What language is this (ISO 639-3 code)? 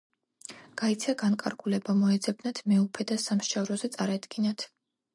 kat